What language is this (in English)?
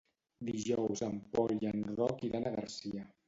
Catalan